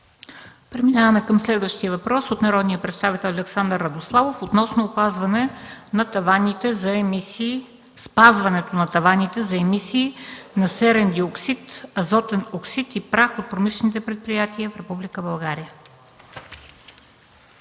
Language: Bulgarian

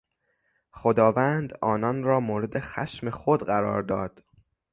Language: Persian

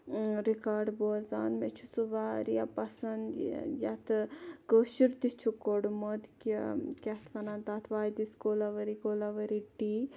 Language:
Kashmiri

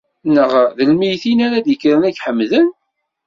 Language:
Kabyle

